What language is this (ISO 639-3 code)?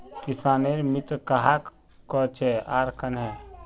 mag